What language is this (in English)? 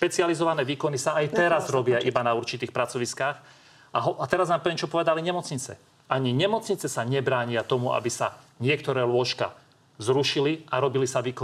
Slovak